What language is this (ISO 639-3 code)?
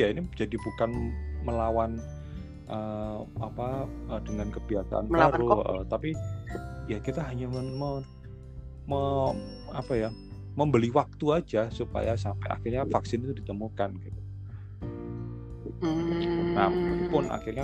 ind